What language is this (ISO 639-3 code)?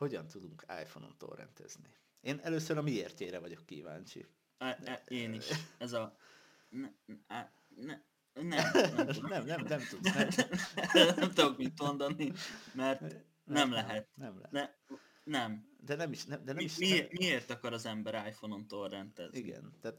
hun